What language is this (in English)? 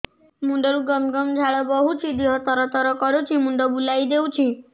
Odia